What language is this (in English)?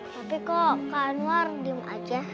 Indonesian